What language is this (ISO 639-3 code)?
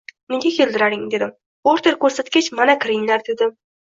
uzb